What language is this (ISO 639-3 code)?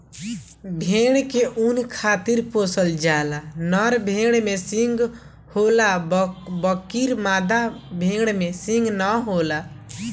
bho